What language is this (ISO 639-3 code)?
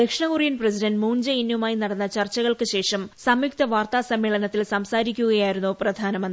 mal